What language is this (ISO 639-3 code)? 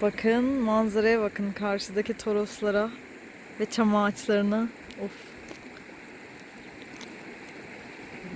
tur